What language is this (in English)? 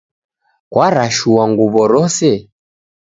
Taita